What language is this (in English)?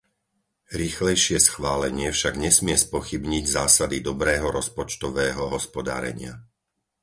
Slovak